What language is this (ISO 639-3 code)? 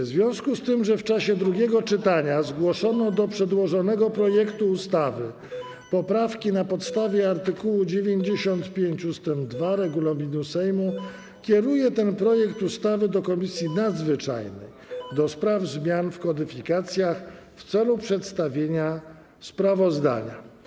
pol